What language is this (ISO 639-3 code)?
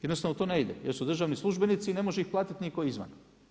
hrv